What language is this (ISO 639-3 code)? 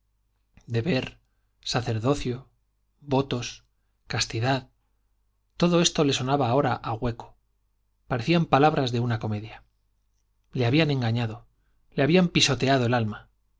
spa